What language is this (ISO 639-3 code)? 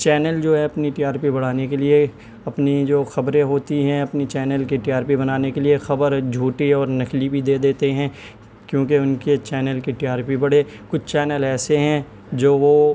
urd